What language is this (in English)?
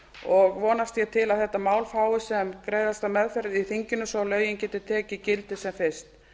Icelandic